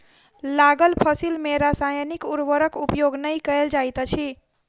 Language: Maithili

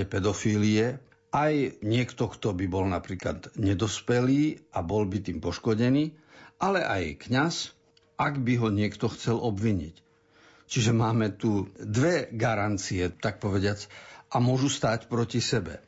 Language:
Slovak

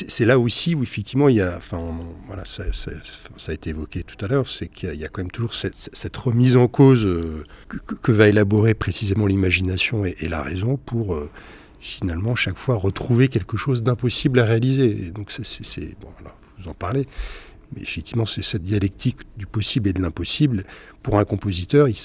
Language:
French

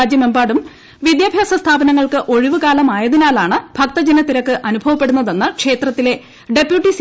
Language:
Malayalam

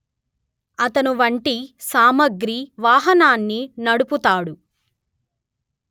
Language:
Telugu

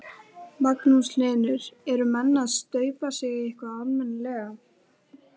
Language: Icelandic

